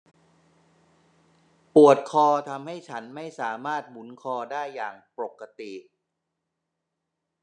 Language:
Thai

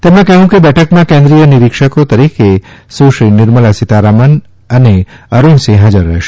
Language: Gujarati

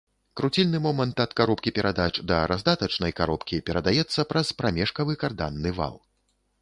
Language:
Belarusian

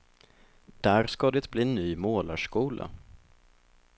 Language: Swedish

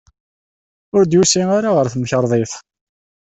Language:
Kabyle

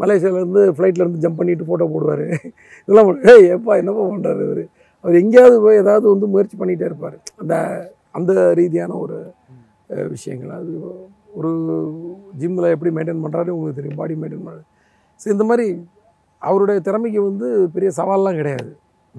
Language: Tamil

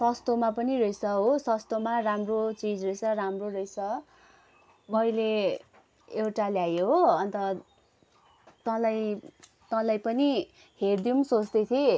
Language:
Nepali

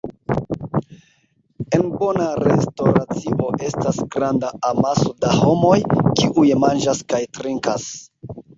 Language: Esperanto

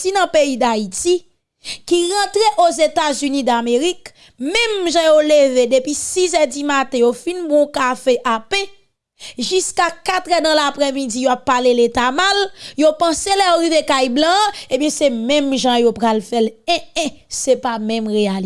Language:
French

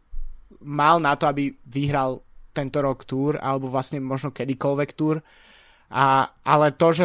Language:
Slovak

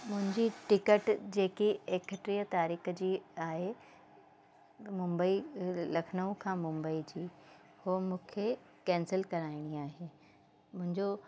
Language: Sindhi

